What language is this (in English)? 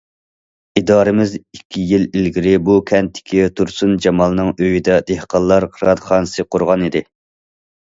Uyghur